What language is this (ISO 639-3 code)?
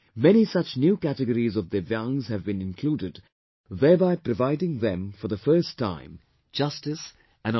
eng